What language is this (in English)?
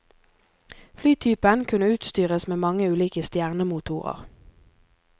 Norwegian